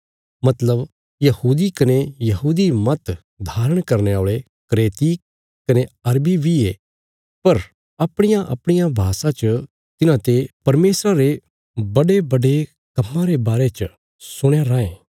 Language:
Bilaspuri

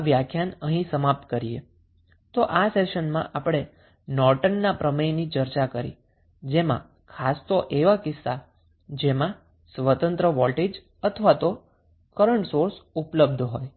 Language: Gujarati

